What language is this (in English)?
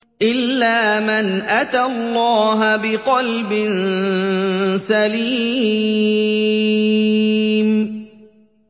Arabic